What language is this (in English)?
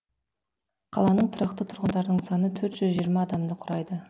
Kazakh